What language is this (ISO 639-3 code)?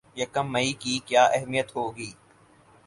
urd